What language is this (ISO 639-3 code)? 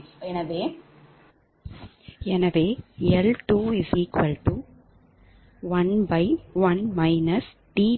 tam